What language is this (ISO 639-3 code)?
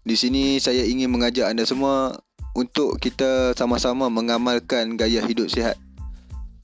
msa